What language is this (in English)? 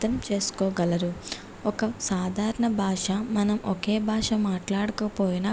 Telugu